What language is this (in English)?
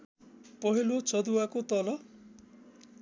Nepali